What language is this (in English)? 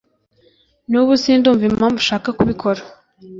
Kinyarwanda